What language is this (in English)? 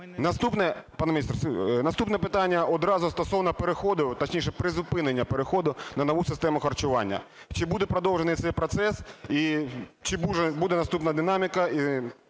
Ukrainian